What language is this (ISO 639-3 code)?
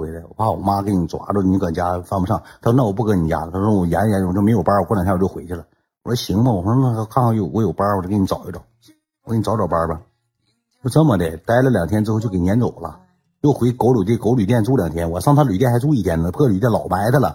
zho